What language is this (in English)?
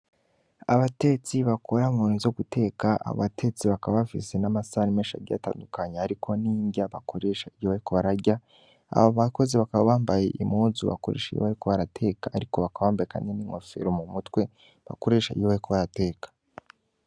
Rundi